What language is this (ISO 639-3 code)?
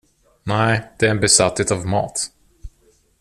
swe